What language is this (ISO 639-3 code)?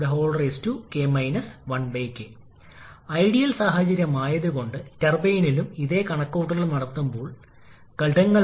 mal